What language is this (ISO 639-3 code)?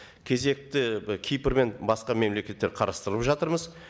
kaz